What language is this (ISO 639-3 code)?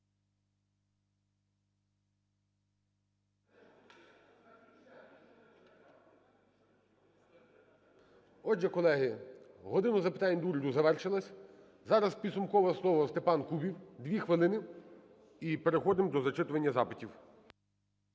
ukr